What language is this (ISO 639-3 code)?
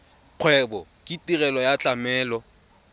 tsn